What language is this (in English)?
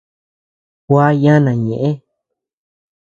Tepeuxila Cuicatec